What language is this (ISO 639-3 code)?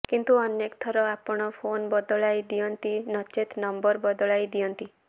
ori